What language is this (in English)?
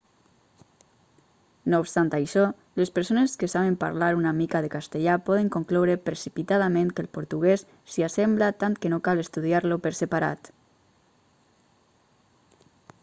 Catalan